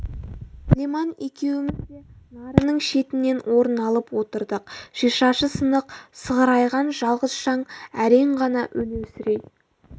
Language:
Kazakh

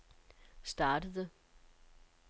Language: Danish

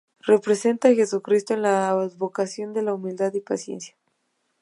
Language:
Spanish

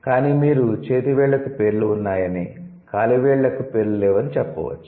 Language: Telugu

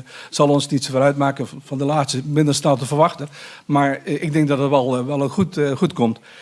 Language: Dutch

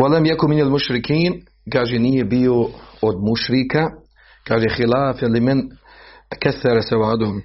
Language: Croatian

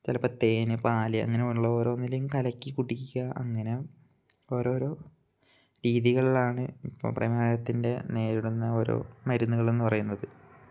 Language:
Malayalam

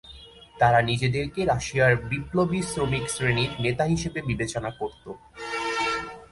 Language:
Bangla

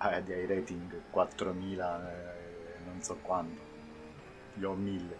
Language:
Italian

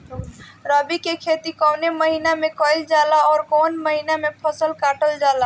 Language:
Bhojpuri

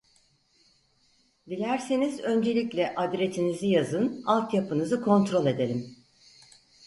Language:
Turkish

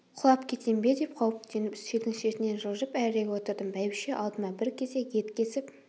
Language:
Kazakh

